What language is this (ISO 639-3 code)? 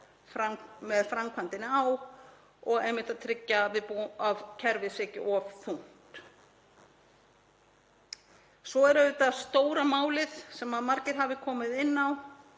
isl